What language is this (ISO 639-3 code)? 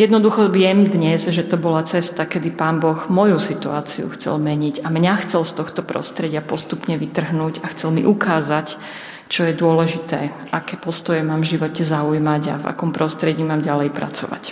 slk